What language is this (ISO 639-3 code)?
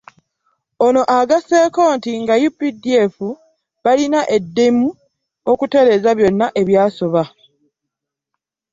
lug